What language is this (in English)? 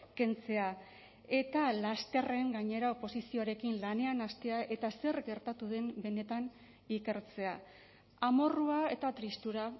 Basque